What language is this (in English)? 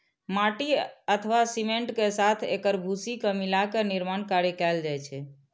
Maithili